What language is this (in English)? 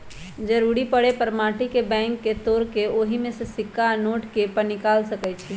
Magahi